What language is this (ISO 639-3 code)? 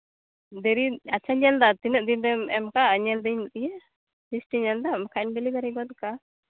sat